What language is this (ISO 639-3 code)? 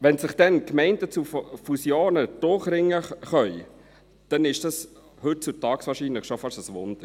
gsw